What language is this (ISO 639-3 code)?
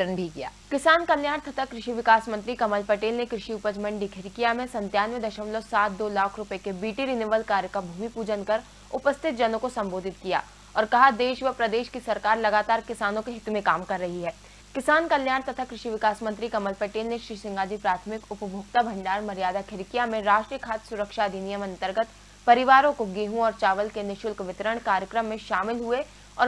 hin